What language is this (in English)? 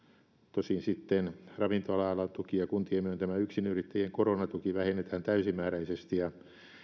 Finnish